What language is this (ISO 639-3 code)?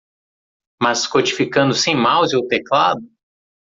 por